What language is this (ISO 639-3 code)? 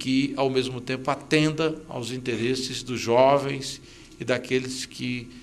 por